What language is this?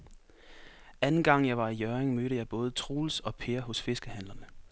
Danish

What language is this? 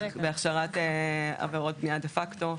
Hebrew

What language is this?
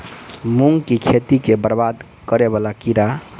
Maithili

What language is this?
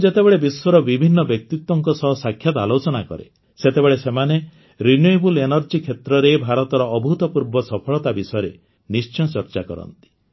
Odia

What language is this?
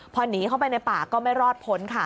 Thai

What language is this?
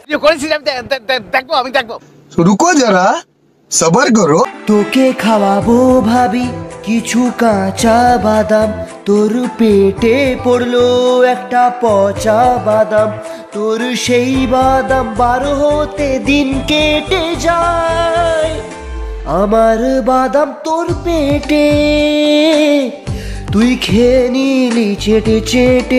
Hindi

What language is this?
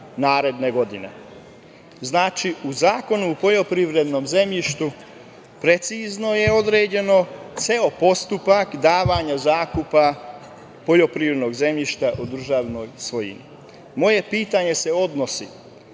Serbian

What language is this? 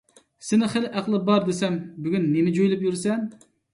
Uyghur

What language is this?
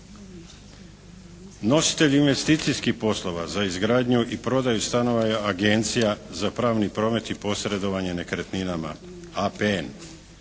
Croatian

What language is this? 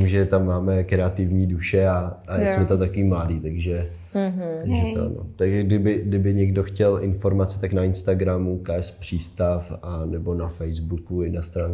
Czech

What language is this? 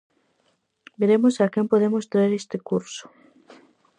Galician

